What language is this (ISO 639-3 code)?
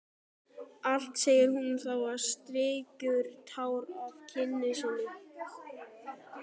isl